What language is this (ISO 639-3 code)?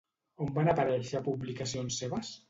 cat